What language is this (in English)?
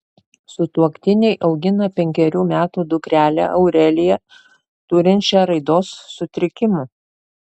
Lithuanian